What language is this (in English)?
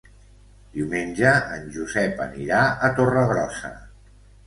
Catalan